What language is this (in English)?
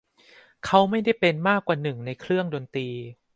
Thai